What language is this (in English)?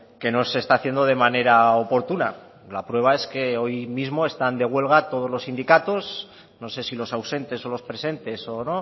Spanish